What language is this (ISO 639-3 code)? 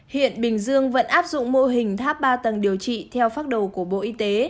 vie